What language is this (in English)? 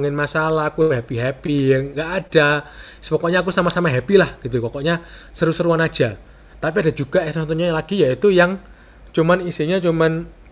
Indonesian